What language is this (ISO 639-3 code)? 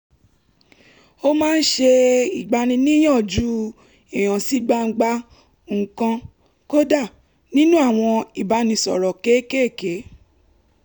yor